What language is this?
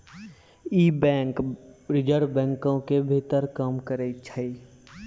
Maithili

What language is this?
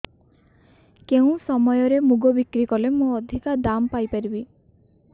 Odia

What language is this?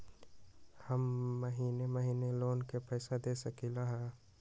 Magahi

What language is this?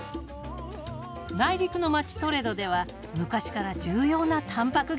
Japanese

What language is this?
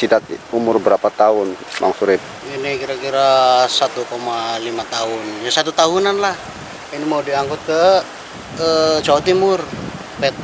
Indonesian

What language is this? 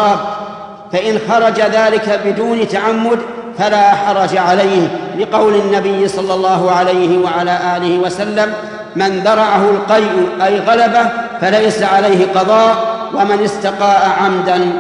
Arabic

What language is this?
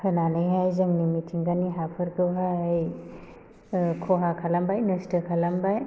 Bodo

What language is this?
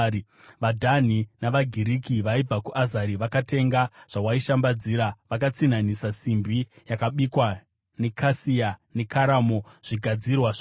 Shona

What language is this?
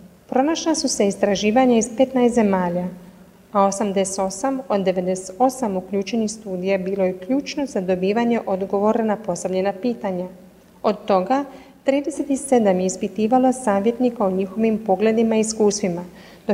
Croatian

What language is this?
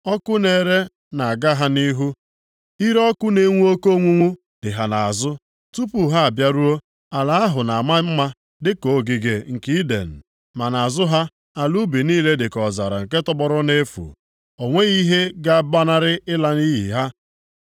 Igbo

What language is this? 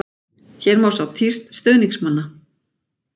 Icelandic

